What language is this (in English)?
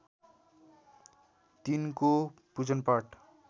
Nepali